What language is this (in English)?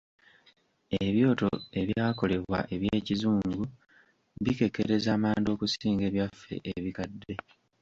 Ganda